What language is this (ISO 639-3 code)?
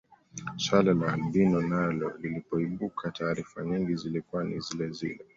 swa